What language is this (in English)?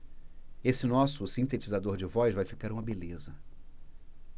Portuguese